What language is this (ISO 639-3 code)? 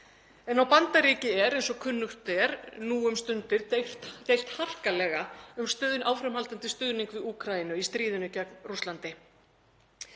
isl